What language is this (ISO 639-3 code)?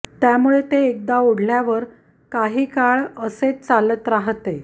mar